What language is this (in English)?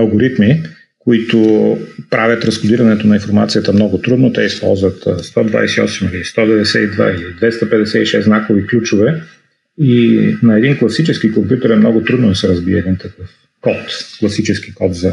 Bulgarian